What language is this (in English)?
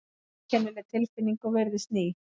Icelandic